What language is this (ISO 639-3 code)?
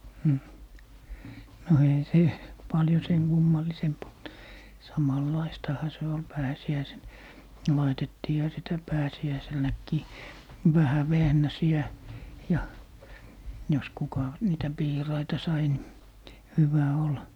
fin